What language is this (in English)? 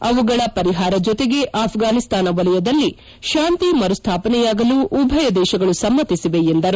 Kannada